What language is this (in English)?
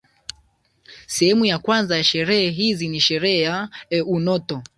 Swahili